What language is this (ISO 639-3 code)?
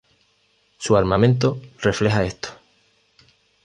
spa